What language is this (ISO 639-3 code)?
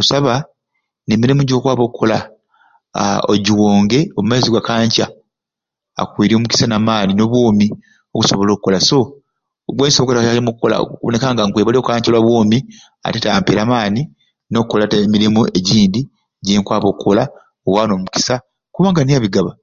ruc